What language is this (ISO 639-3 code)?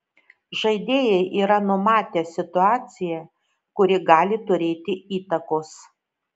lit